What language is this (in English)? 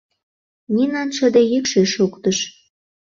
Mari